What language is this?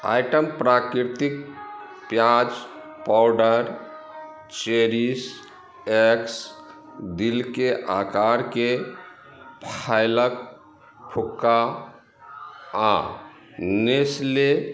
Maithili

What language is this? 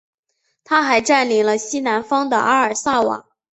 Chinese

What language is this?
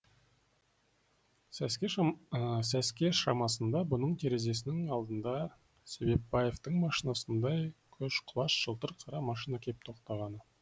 Kazakh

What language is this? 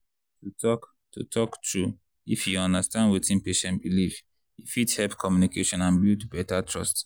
Nigerian Pidgin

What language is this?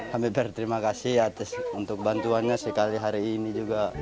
Indonesian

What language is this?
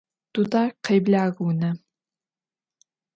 Adyghe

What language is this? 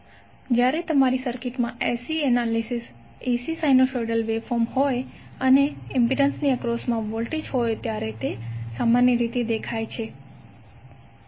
Gujarati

